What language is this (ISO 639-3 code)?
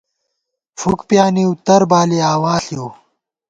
gwt